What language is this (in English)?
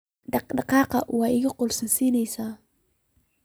Somali